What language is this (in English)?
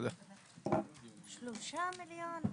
Hebrew